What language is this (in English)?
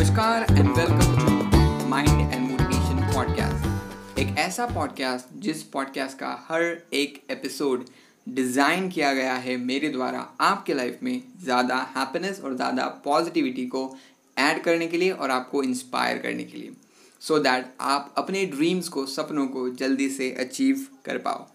Hindi